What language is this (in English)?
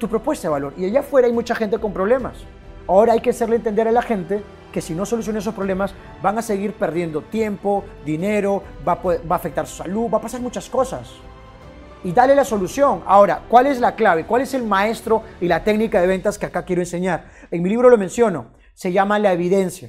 Spanish